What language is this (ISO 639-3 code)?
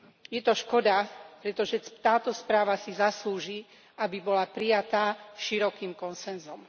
slk